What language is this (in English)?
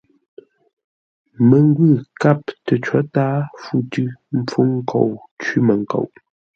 Ngombale